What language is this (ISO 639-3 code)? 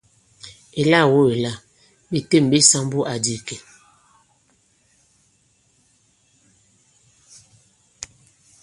abb